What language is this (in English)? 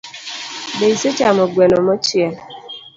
Luo (Kenya and Tanzania)